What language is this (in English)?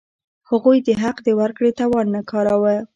Pashto